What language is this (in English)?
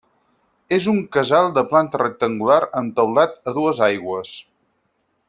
Catalan